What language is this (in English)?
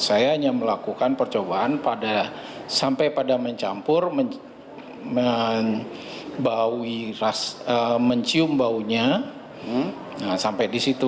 Indonesian